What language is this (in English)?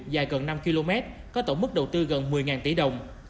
Vietnamese